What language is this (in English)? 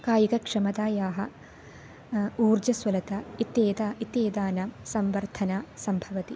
Sanskrit